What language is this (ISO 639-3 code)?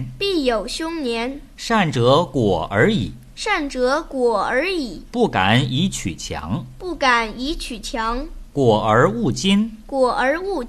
zho